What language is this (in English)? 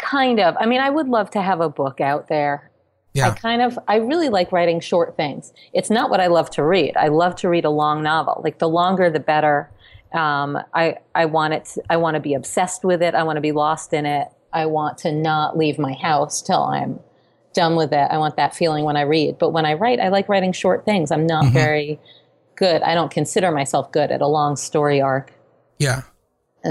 English